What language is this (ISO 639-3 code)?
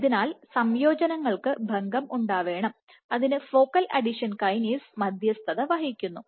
mal